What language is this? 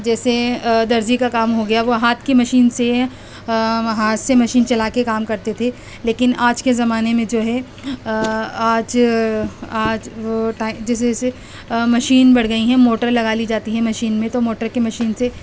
Urdu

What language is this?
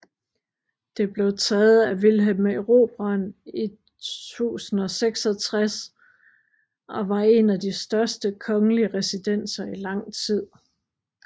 Danish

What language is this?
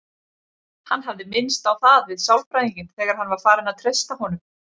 Icelandic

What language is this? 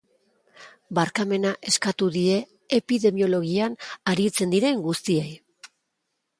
Basque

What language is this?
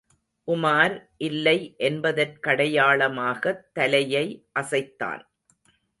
Tamil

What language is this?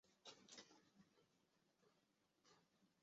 Chinese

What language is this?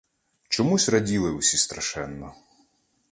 Ukrainian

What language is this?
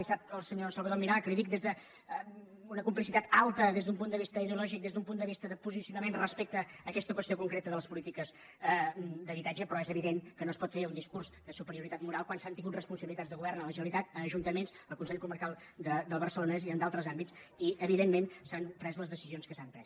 Catalan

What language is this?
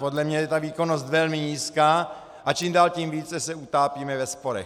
Czech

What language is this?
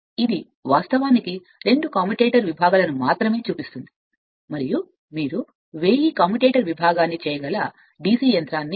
Telugu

